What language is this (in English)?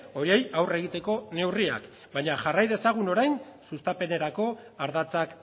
Basque